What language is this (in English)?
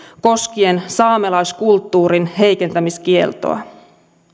Finnish